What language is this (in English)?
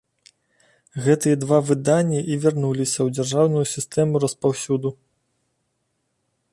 Belarusian